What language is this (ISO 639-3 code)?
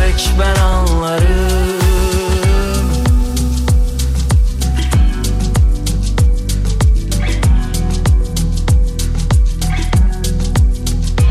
tur